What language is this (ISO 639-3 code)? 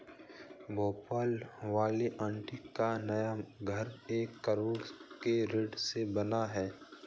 hin